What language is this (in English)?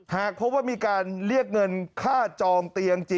Thai